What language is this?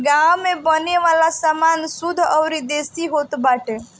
Bhojpuri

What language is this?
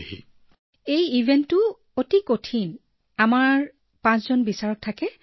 Assamese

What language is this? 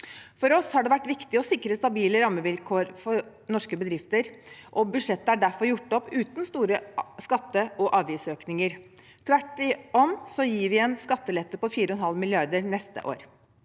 Norwegian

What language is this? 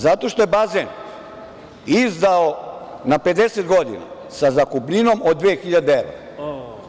Serbian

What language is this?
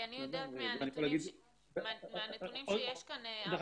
Hebrew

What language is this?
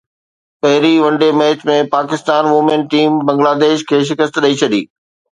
Sindhi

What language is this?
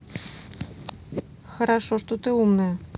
Russian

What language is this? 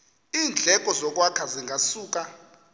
Xhosa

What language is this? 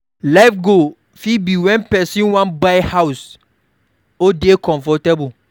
Nigerian Pidgin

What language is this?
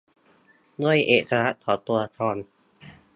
Thai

